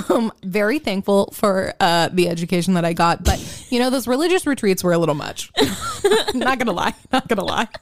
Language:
English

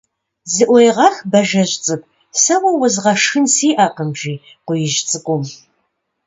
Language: Kabardian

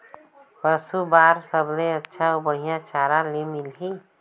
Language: Chhattisgarhi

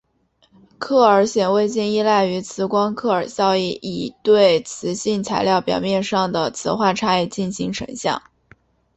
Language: Chinese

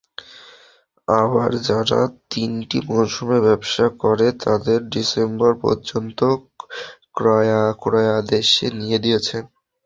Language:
Bangla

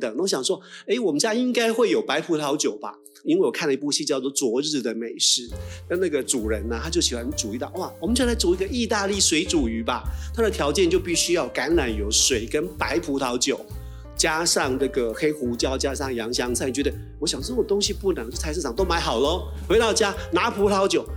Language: Chinese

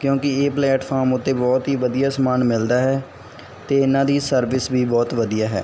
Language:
Punjabi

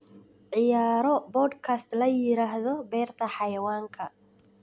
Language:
Somali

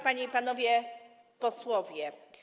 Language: Polish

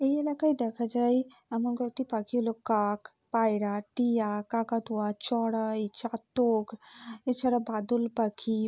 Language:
Bangla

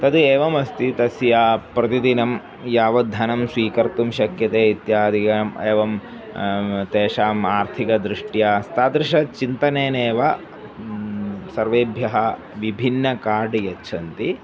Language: Sanskrit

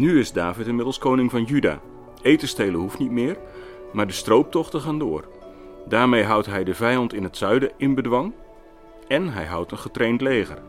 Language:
Dutch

